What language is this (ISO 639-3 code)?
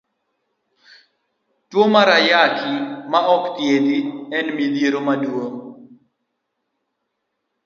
luo